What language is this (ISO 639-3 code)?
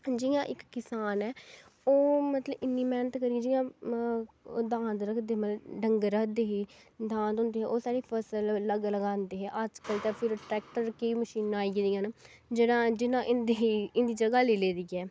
doi